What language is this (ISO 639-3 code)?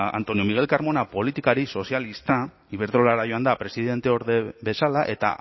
eus